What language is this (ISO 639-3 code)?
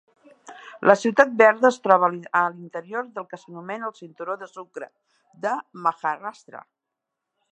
cat